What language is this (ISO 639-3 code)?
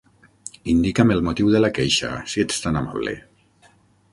cat